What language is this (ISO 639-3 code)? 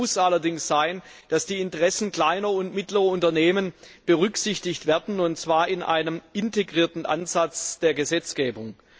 deu